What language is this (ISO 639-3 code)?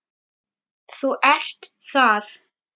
isl